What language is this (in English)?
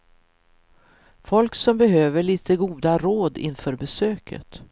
Swedish